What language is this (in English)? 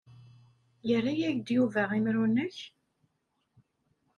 Kabyle